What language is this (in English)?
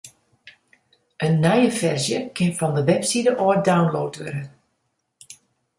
Western Frisian